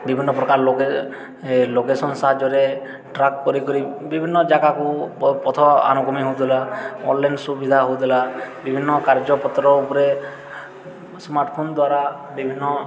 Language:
Odia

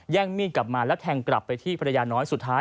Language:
Thai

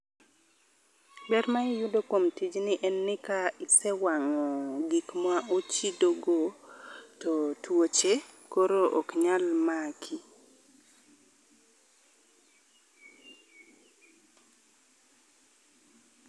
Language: Luo (Kenya and Tanzania)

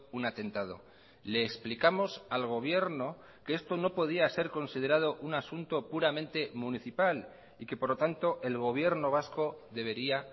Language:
Spanish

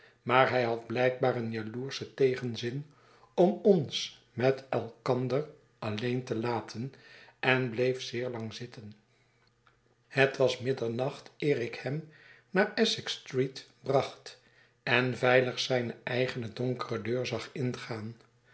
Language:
Dutch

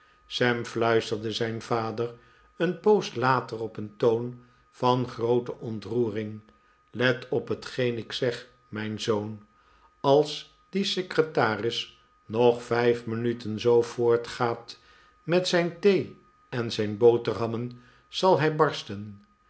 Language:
Dutch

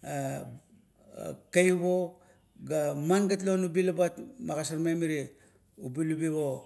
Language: Kuot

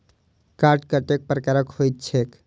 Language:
Maithili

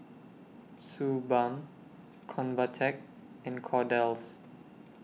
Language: English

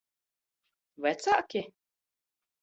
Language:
Latvian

